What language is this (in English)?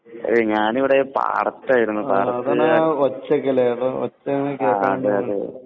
Malayalam